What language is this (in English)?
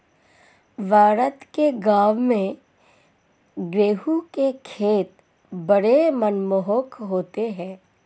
Hindi